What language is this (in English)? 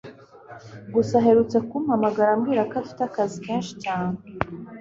Kinyarwanda